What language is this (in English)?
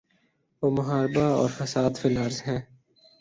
Urdu